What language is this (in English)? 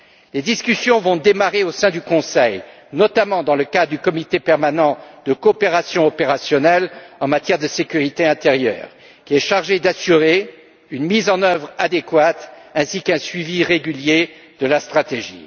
French